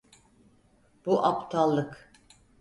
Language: Turkish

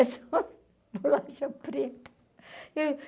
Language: Portuguese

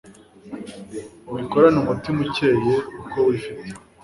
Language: Kinyarwanda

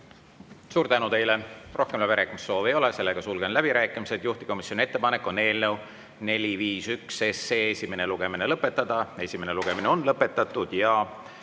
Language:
Estonian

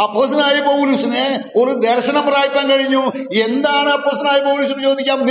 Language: Malayalam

